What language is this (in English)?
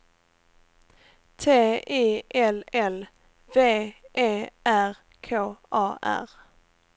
Swedish